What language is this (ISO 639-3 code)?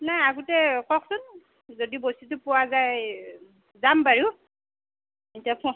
asm